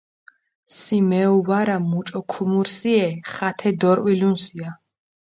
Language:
Mingrelian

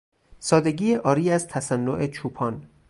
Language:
Persian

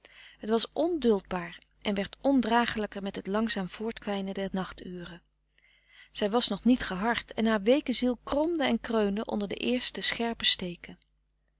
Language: Dutch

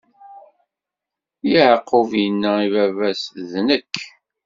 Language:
Kabyle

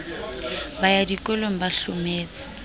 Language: Southern Sotho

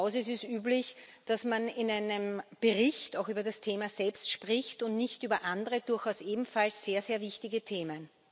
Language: German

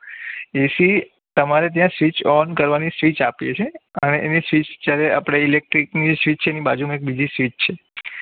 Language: Gujarati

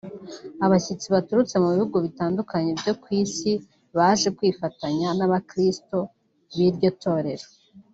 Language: Kinyarwanda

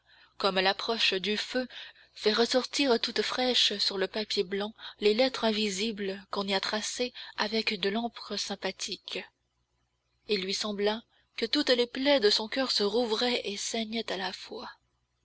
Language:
French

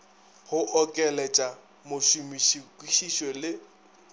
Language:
Northern Sotho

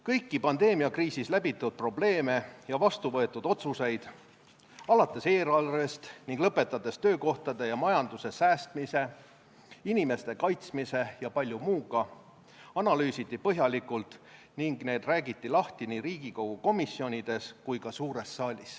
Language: Estonian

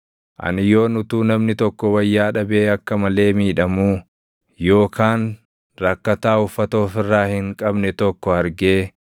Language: Oromo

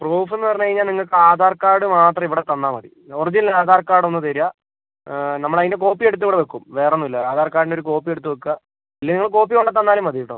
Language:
Malayalam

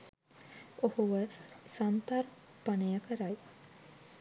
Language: Sinhala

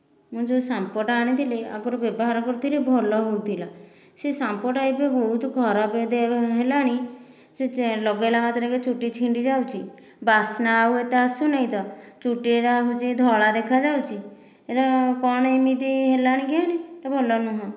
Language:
Odia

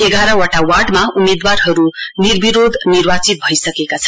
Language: Nepali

